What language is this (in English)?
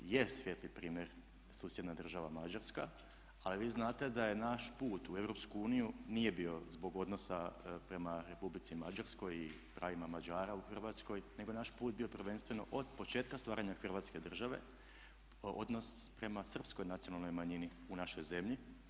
Croatian